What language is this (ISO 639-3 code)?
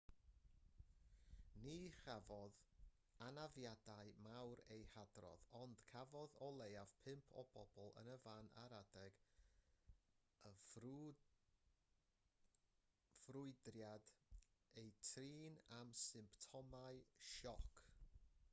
cym